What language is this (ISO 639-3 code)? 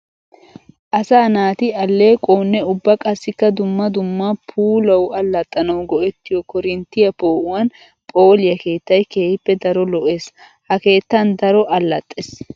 wal